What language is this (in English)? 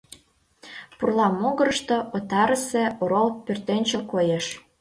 Mari